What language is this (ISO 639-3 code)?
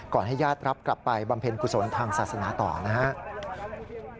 tha